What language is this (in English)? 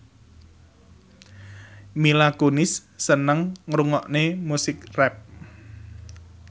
Javanese